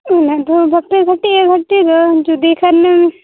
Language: Santali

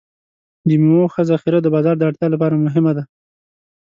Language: Pashto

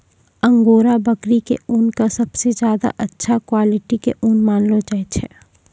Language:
Maithili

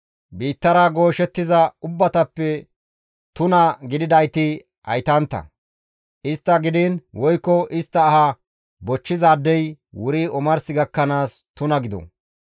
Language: Gamo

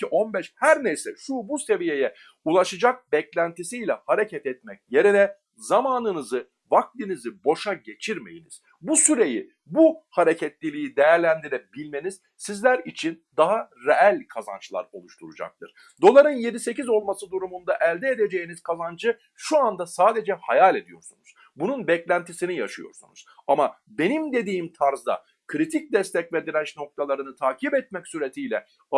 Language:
Turkish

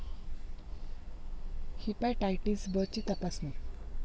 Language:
Marathi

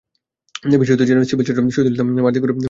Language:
Bangla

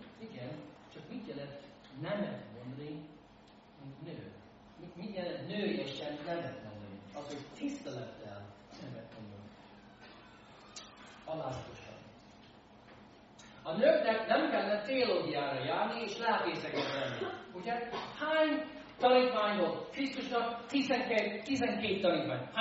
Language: Hungarian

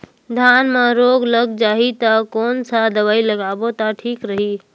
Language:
Chhattisgarhi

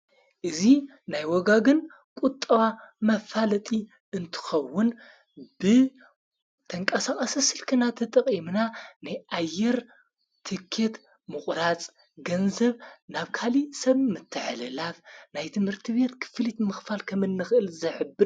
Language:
Tigrinya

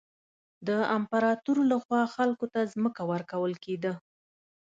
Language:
Pashto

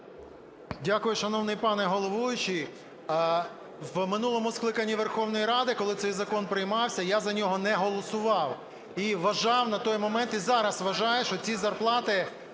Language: Ukrainian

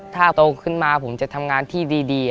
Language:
Thai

